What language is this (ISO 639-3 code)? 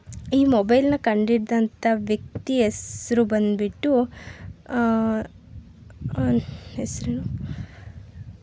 kan